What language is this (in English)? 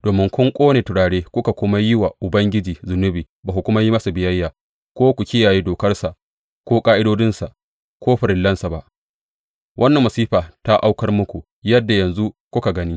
Hausa